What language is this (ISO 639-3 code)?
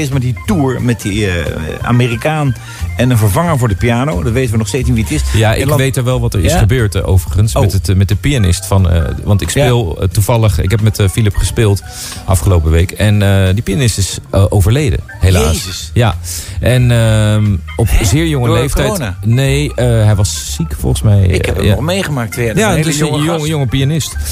nld